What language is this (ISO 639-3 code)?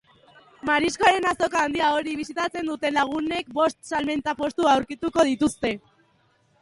eus